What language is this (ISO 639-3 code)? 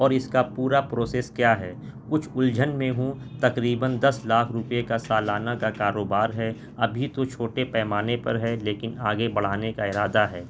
urd